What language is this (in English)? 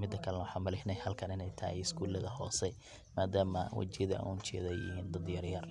Somali